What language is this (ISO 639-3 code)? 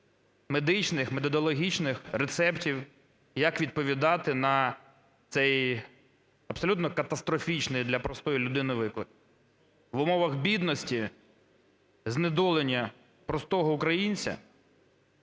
ukr